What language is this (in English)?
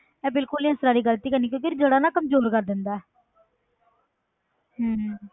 Punjabi